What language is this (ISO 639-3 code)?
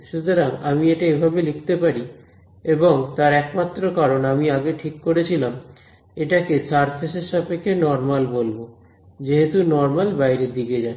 ben